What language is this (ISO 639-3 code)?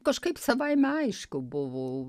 lit